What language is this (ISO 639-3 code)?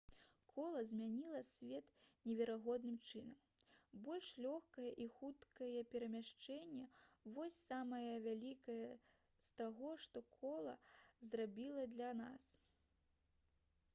bel